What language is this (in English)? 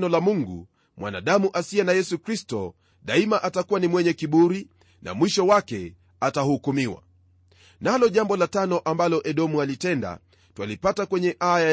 Swahili